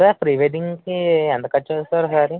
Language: Telugu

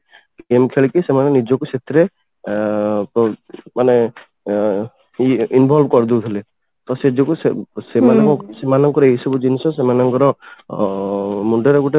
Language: Odia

